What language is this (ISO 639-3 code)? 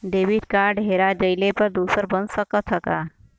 bho